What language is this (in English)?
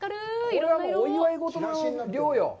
Japanese